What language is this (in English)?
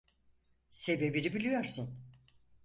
Turkish